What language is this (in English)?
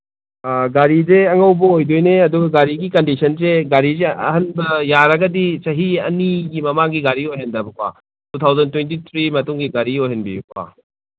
Manipuri